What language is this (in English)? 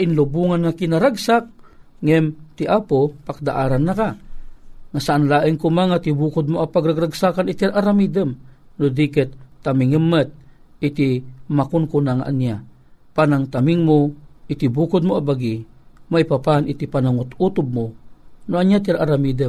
Filipino